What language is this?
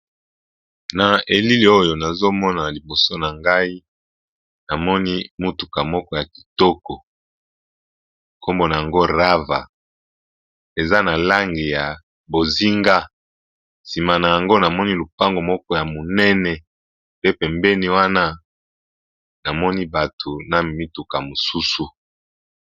Lingala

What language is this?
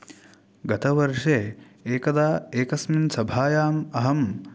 Sanskrit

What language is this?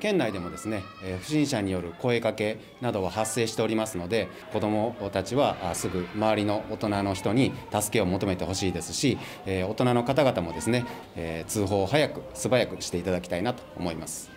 Japanese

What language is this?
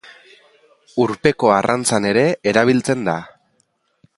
Basque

